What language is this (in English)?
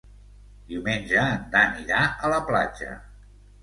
Catalan